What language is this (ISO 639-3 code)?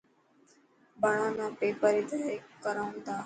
mki